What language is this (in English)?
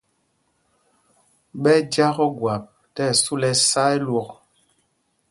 Mpumpong